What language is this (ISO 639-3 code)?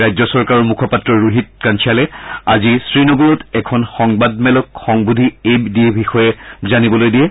asm